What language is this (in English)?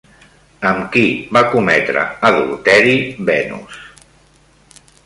Catalan